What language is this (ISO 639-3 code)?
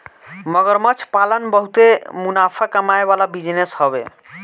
bho